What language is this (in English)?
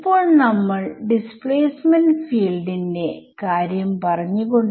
Malayalam